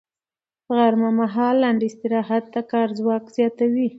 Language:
Pashto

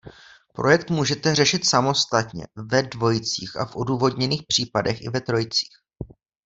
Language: Czech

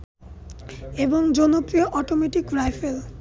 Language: Bangla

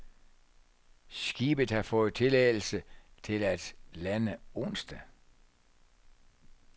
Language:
Danish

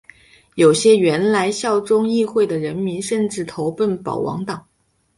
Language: Chinese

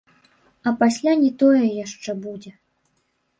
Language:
Belarusian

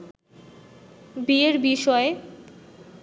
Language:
Bangla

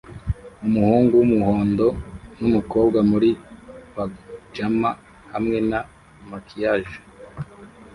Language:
Kinyarwanda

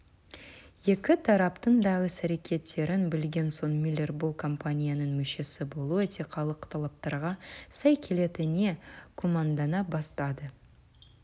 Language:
Kazakh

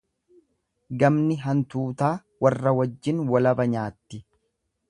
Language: Oromo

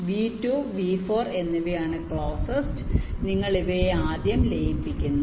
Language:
Malayalam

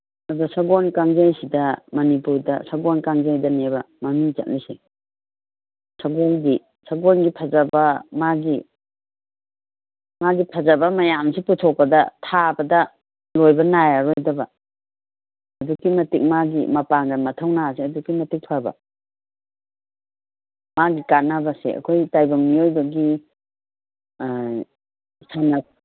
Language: Manipuri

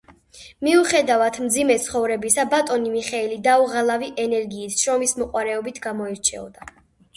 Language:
Georgian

